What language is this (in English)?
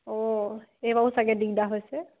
Assamese